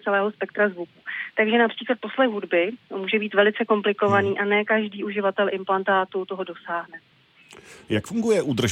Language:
Czech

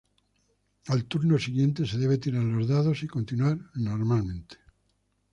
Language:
Spanish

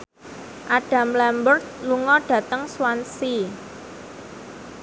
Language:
Javanese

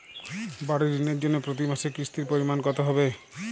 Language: Bangla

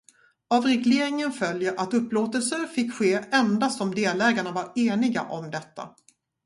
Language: Swedish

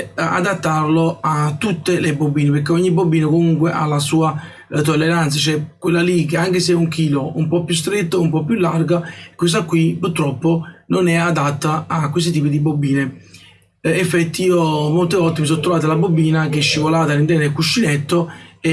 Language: Italian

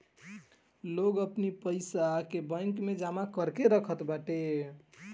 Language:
Bhojpuri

